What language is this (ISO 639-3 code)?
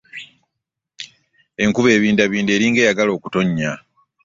lug